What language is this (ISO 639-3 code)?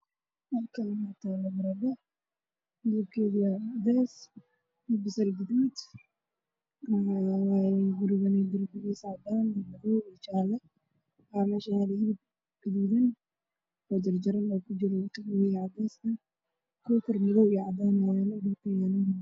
som